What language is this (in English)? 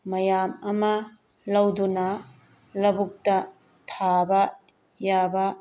Manipuri